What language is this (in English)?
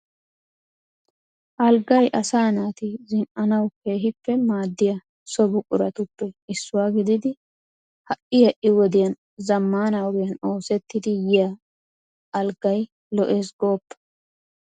Wolaytta